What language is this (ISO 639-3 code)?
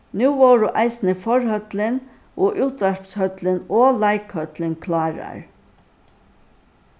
fao